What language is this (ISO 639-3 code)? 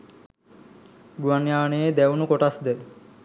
sin